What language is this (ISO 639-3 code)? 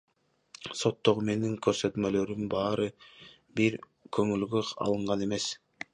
kir